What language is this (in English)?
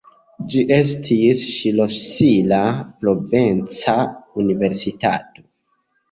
Esperanto